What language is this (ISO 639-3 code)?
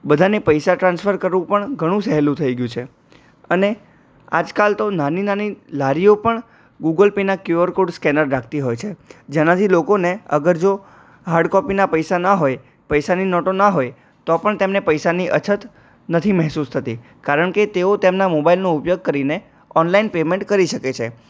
guj